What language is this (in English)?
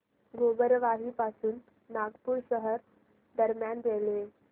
Marathi